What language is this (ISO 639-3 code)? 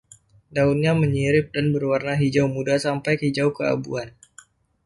ind